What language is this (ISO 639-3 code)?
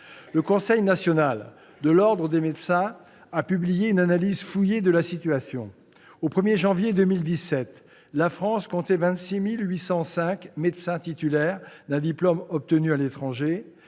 fra